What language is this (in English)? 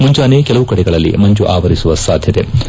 Kannada